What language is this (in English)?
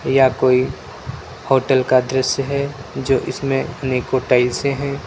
Hindi